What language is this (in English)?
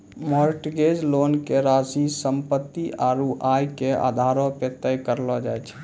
Maithili